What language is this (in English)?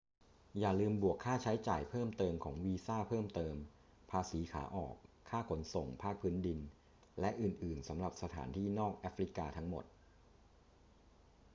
Thai